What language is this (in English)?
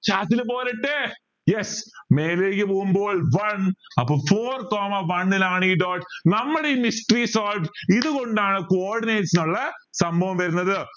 Malayalam